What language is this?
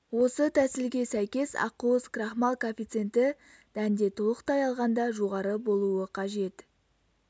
Kazakh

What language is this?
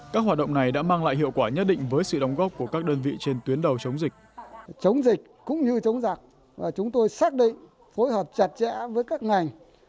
Vietnamese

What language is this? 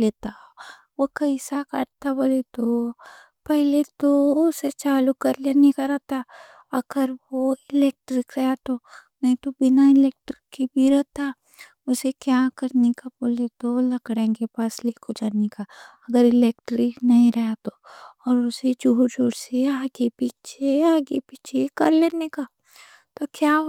Deccan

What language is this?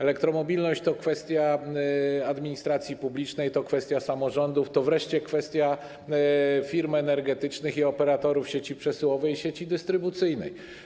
Polish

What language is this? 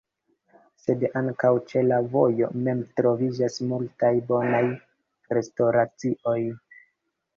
Esperanto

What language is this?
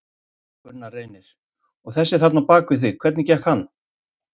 Icelandic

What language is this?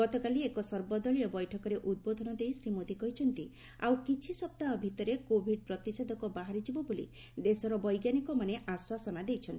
Odia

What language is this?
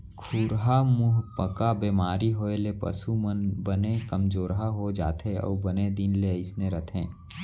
Chhattisgarhi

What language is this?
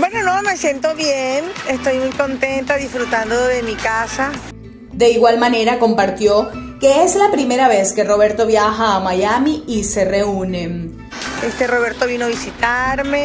Spanish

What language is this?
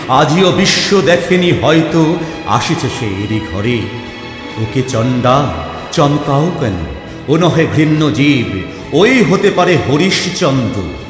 Bangla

